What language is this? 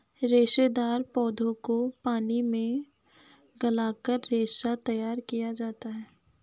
Hindi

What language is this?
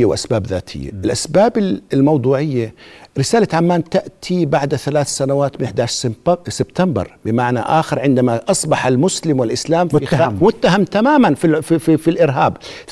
Arabic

